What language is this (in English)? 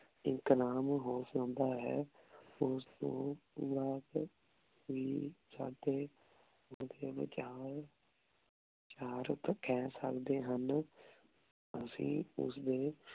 Punjabi